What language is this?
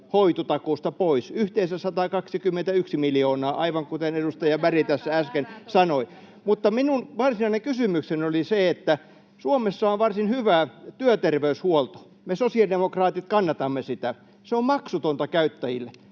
Finnish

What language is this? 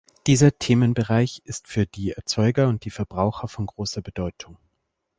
German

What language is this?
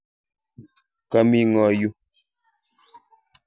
Kalenjin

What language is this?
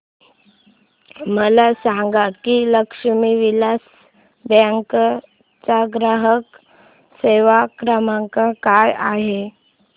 Marathi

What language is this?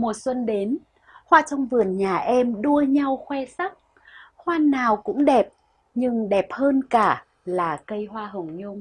Vietnamese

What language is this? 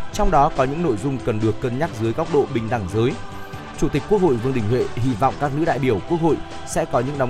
Vietnamese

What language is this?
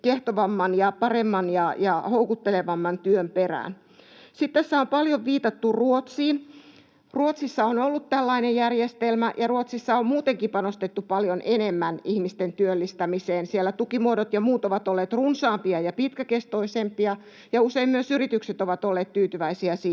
Finnish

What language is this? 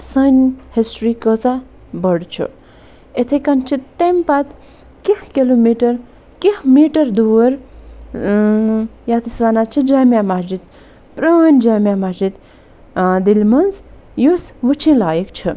Kashmiri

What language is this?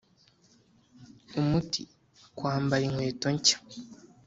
Kinyarwanda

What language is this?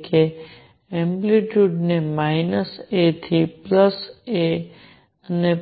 Gujarati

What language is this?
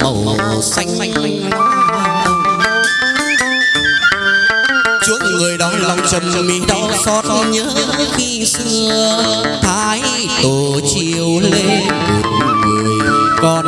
Vietnamese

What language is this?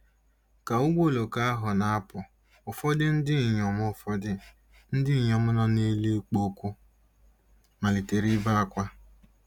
Igbo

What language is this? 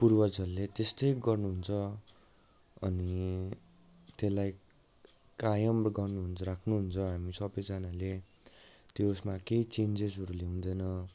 Nepali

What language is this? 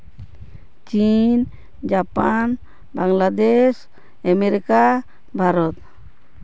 Santali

